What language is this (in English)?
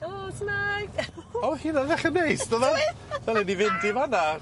Welsh